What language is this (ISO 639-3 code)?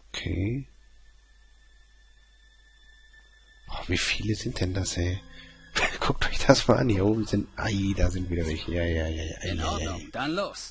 deu